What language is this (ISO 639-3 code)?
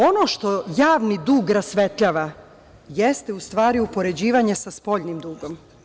srp